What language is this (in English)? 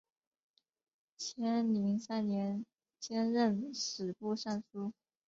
Chinese